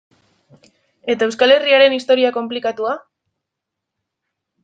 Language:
Basque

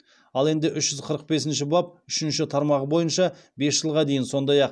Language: Kazakh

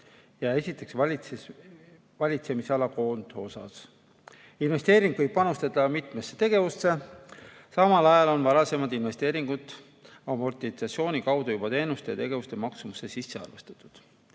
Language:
Estonian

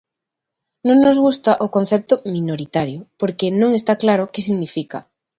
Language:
Galician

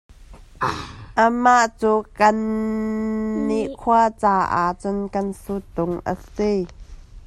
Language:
Hakha Chin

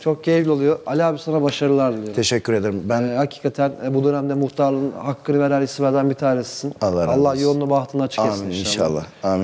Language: Turkish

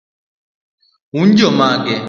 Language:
Luo (Kenya and Tanzania)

